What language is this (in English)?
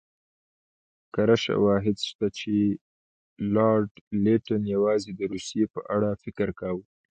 Pashto